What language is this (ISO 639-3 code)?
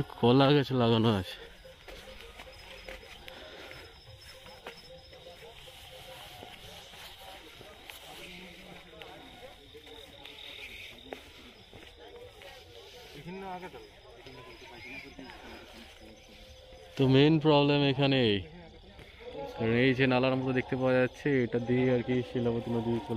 hin